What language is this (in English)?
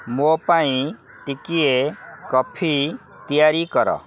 Odia